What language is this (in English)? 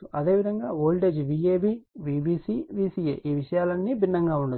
Telugu